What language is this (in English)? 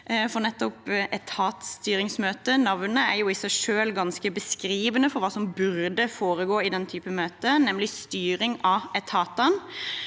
Norwegian